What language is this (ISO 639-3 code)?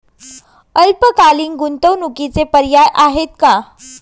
mar